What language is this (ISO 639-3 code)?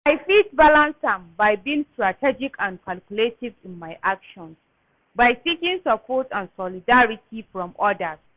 pcm